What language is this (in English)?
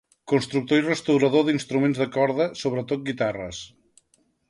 Catalan